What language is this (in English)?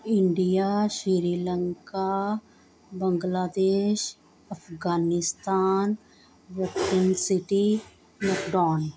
Punjabi